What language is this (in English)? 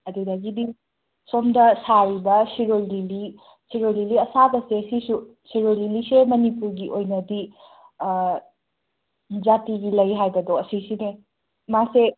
Manipuri